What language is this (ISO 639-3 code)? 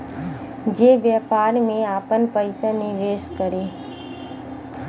bho